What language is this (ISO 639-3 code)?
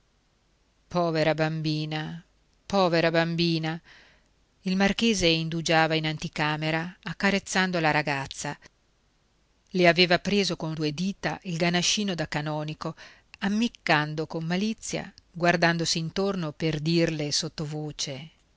ita